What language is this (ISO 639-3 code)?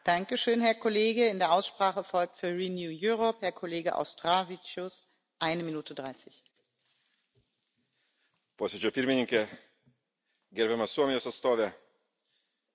lit